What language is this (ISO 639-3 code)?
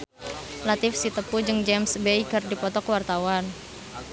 sun